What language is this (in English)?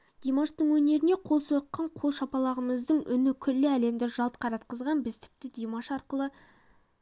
Kazakh